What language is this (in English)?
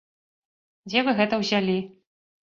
Belarusian